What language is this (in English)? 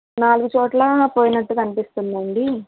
Telugu